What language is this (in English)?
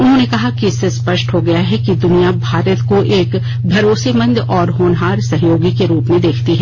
Hindi